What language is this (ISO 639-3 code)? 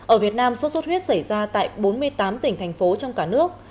vie